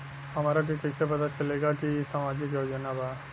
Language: Bhojpuri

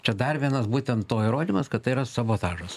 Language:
Lithuanian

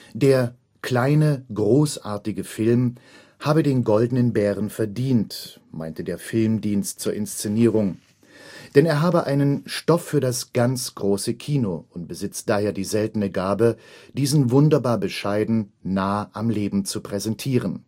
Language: German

